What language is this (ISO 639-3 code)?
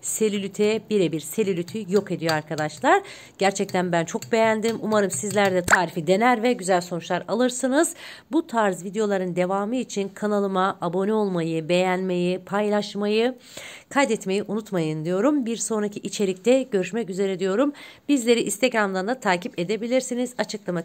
tur